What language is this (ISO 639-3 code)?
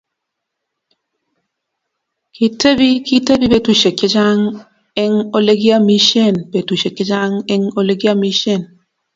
kln